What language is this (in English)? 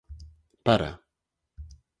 Galician